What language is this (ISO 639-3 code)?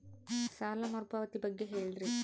kan